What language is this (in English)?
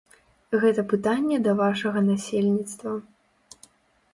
Belarusian